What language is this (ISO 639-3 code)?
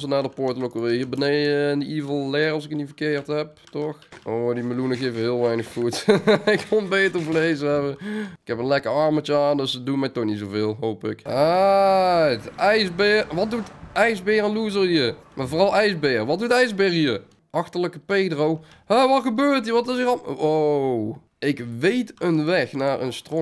nld